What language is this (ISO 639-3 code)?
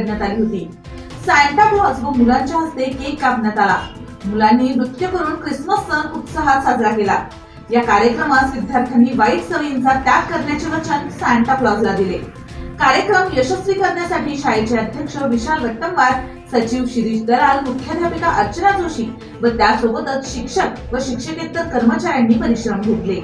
ron